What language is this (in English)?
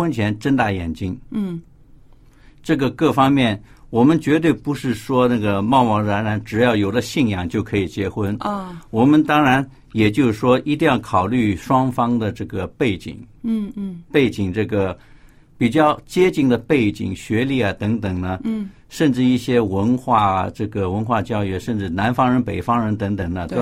Chinese